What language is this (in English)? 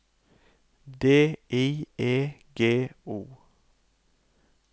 Norwegian